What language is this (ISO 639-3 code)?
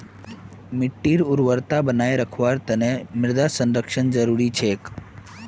mag